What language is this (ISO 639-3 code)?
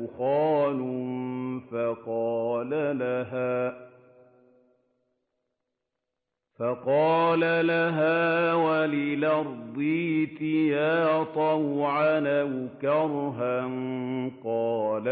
ara